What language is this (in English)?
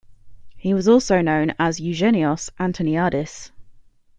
English